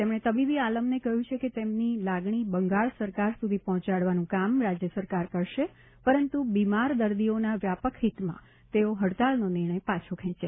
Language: Gujarati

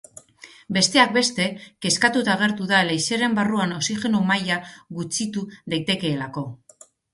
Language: Basque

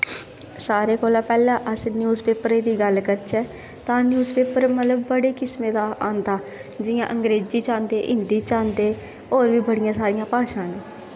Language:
Dogri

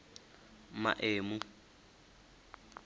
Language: Venda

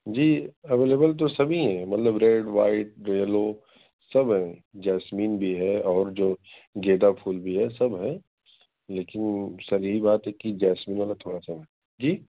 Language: Urdu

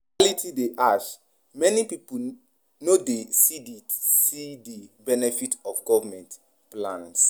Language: Nigerian Pidgin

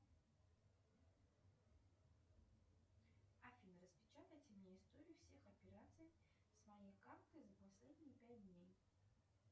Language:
Russian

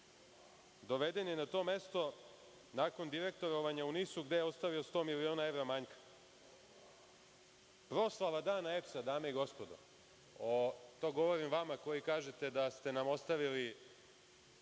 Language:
Serbian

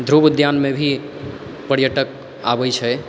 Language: Maithili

